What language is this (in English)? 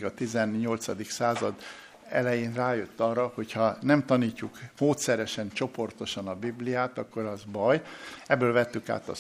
Hungarian